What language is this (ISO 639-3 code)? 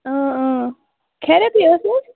kas